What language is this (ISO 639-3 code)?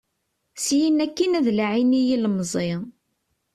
kab